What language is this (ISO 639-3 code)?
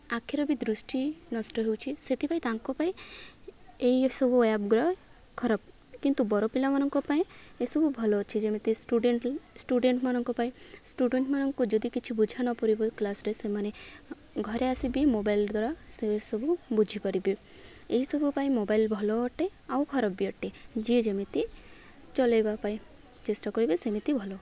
ori